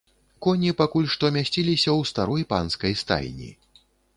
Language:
Belarusian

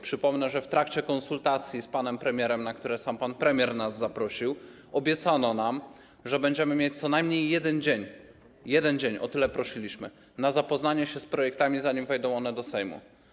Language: Polish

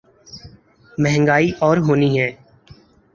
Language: Urdu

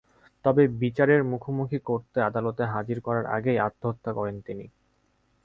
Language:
Bangla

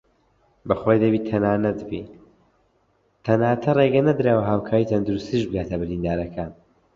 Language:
Central Kurdish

